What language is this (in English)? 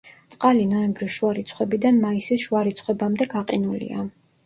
Georgian